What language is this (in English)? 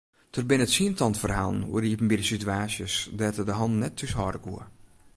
Western Frisian